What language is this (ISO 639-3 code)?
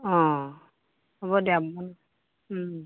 asm